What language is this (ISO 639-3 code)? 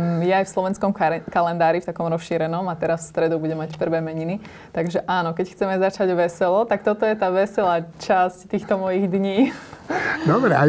slk